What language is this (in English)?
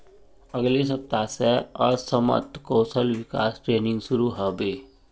Magahi